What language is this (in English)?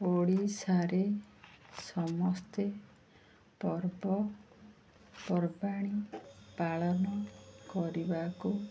Odia